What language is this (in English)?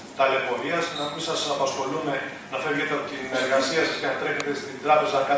Greek